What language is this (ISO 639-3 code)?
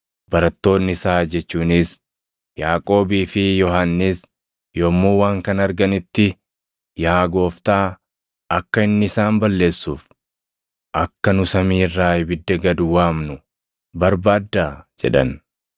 orm